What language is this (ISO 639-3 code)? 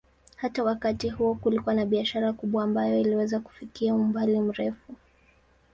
swa